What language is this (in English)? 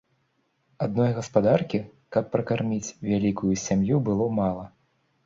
Belarusian